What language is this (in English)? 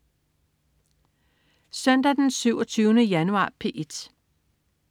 Danish